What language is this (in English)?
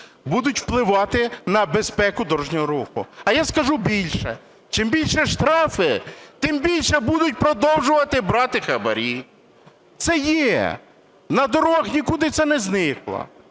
Ukrainian